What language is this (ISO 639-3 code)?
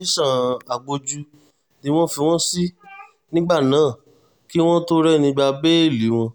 yor